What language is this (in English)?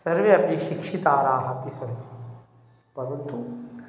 Sanskrit